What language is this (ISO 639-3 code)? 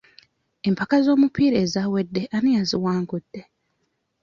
lug